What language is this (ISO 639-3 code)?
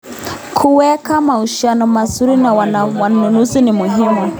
kln